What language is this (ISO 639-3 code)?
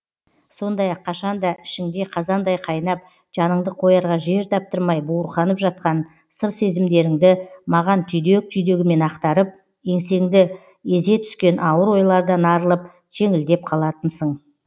kaz